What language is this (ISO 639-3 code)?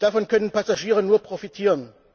deu